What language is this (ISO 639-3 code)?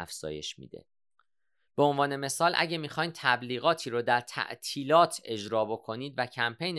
fas